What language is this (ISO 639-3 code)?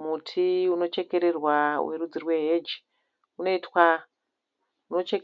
sna